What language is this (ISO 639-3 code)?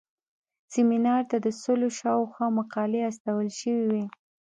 pus